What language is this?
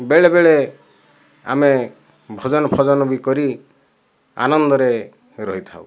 Odia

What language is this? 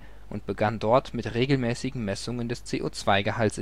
German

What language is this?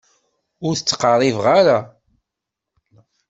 Kabyle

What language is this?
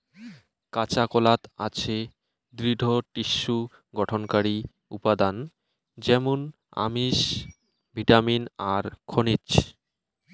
Bangla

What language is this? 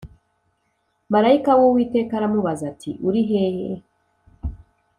Kinyarwanda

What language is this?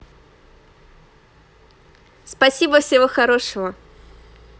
Russian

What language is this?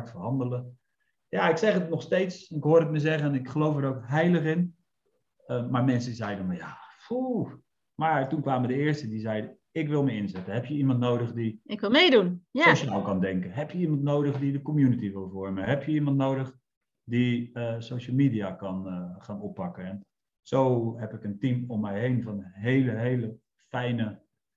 Dutch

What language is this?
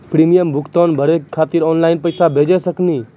Maithili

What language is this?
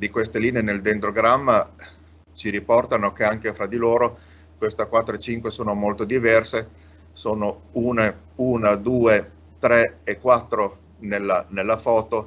Italian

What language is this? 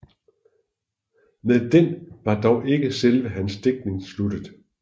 Danish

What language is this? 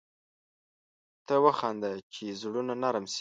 Pashto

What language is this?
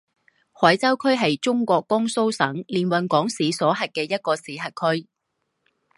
Chinese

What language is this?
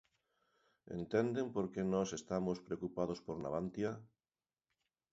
Galician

